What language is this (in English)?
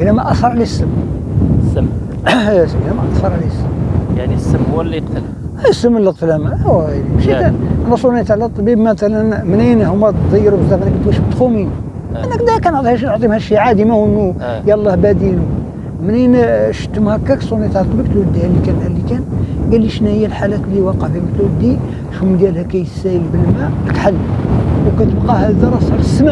Arabic